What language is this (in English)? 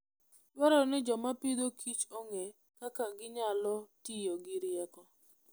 Luo (Kenya and Tanzania)